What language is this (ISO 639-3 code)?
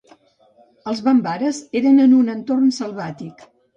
cat